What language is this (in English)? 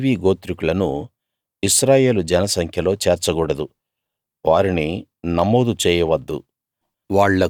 Telugu